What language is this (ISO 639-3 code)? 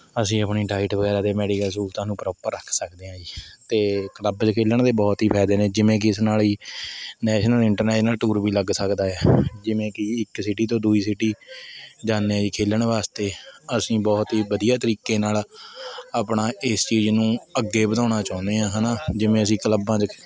pan